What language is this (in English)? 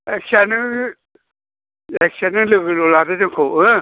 Bodo